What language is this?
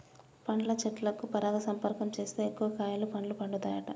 Telugu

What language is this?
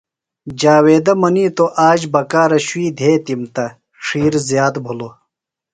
Phalura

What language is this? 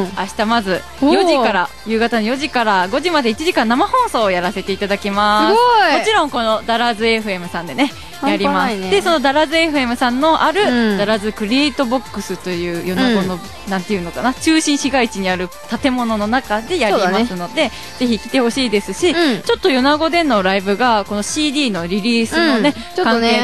Japanese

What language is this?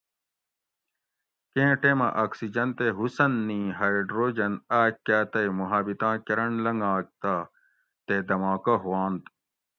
Gawri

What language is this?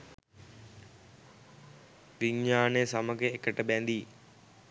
Sinhala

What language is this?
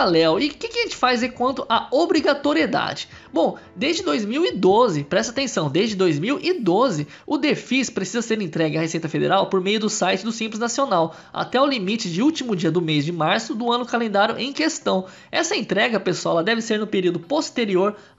Portuguese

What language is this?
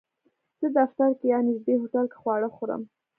Pashto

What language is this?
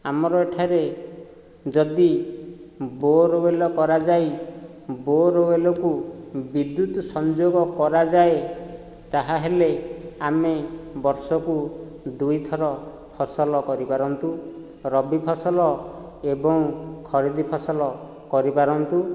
Odia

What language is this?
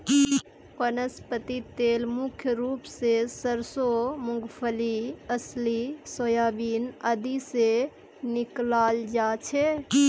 Magahi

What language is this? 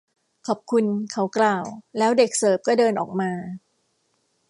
Thai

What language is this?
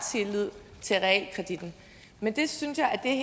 Danish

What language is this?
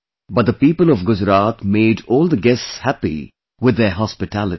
English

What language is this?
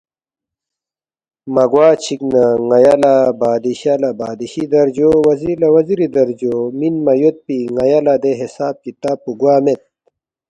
Balti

